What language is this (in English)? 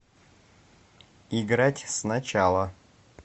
Russian